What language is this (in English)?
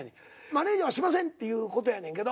Japanese